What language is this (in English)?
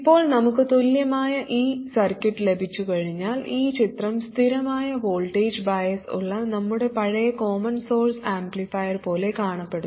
Malayalam